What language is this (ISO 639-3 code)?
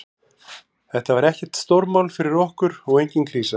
isl